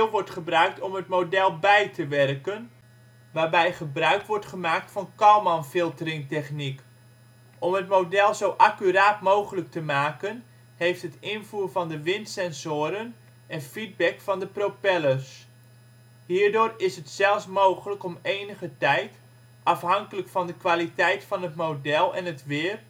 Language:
Dutch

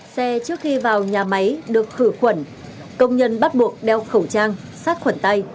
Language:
Vietnamese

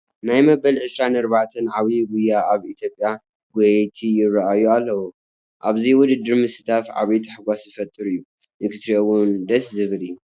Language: Tigrinya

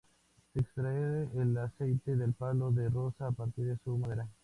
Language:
Spanish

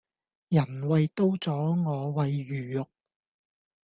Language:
Cantonese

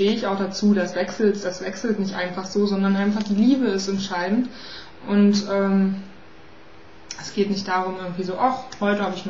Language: German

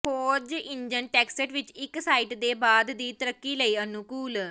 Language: Punjabi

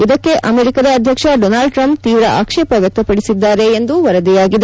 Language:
Kannada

